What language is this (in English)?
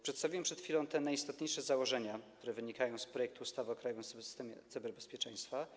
Polish